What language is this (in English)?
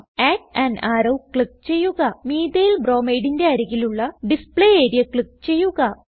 Malayalam